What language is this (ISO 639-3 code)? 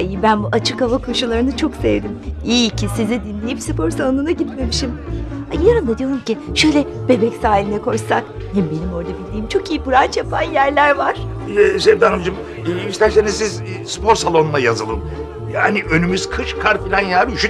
tur